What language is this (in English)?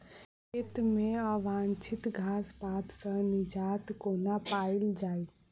Maithili